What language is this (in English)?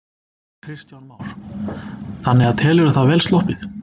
Icelandic